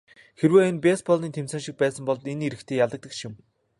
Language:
Mongolian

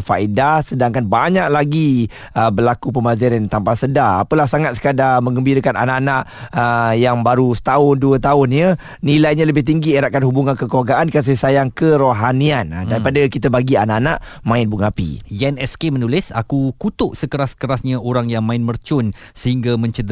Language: Malay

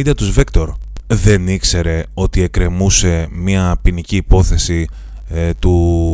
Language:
Greek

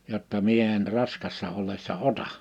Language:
Finnish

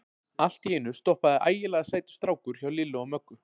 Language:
Icelandic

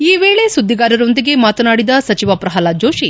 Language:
Kannada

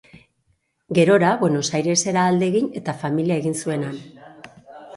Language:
Basque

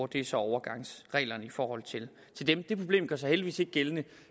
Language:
Danish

